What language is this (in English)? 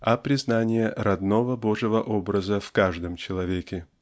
Russian